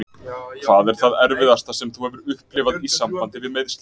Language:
Icelandic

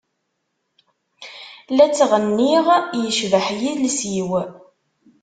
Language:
Kabyle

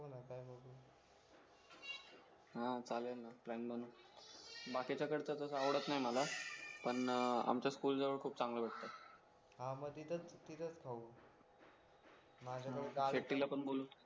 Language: Marathi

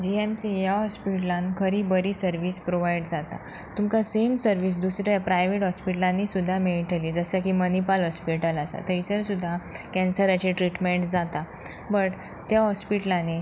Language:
Konkani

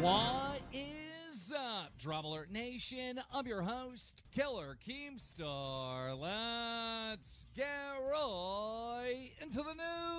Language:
English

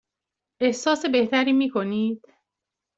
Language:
Persian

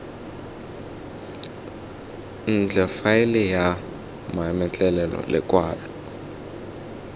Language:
Tswana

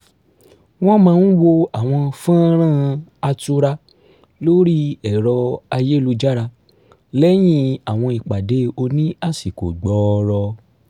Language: Yoruba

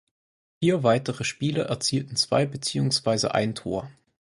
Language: German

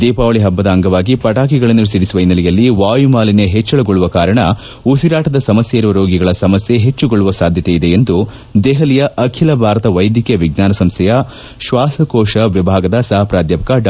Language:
Kannada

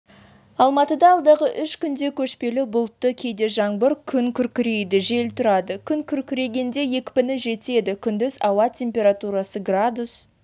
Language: Kazakh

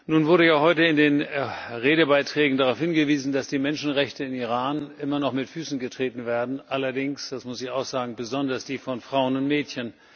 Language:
German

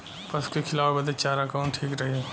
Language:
Bhojpuri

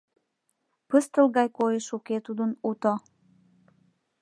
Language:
Mari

